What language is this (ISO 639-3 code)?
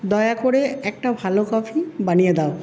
ben